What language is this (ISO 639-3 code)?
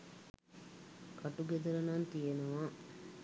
sin